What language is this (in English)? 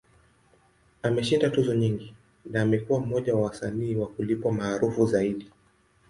Swahili